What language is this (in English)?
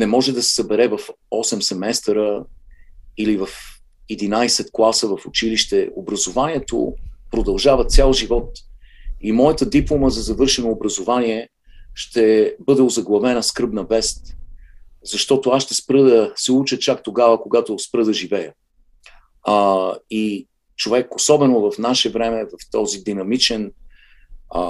Bulgarian